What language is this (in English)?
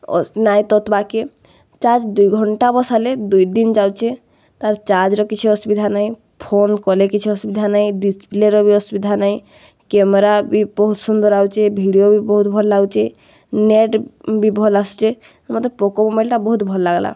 Odia